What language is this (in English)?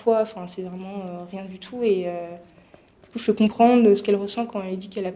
French